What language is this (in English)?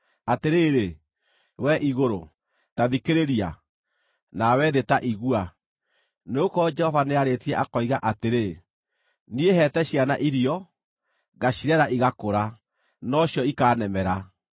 Kikuyu